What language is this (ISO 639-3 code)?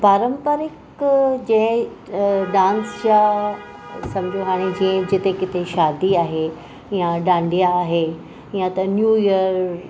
snd